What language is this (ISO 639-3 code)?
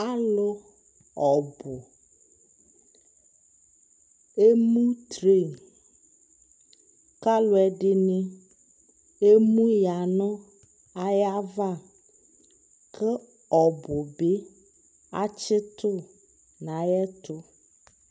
kpo